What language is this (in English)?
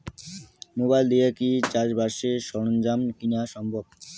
Bangla